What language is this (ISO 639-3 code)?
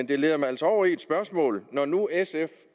dan